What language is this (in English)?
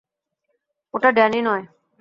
Bangla